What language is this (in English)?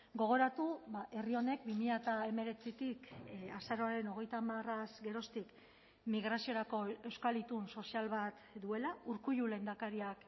Basque